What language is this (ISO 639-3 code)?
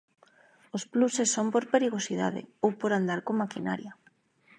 glg